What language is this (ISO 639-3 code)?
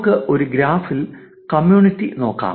mal